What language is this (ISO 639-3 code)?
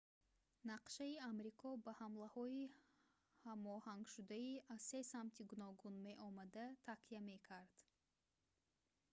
tgk